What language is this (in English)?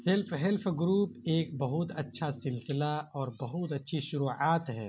Urdu